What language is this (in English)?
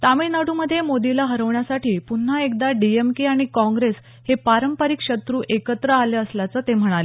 Marathi